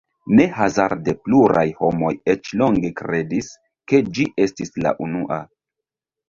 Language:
Esperanto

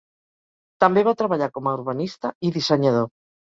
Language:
Catalan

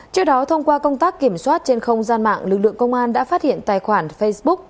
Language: Vietnamese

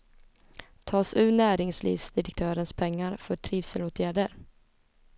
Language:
Swedish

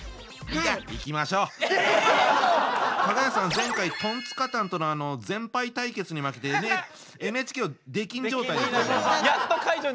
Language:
Japanese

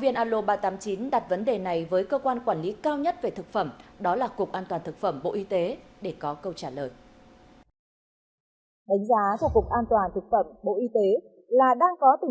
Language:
Vietnamese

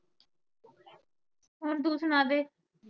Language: Punjabi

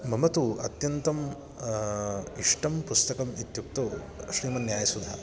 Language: Sanskrit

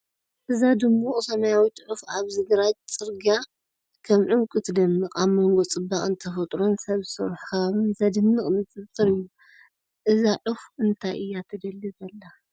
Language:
Tigrinya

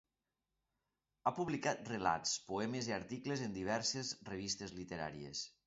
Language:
Catalan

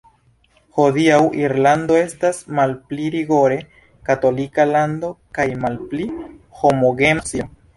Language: Esperanto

